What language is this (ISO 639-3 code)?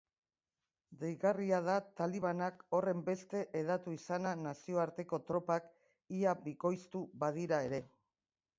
eus